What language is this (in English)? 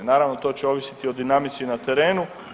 Croatian